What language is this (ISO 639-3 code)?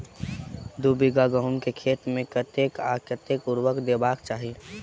mai